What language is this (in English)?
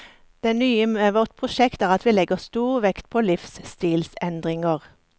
Norwegian